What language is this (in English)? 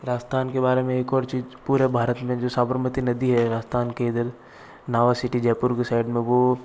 Hindi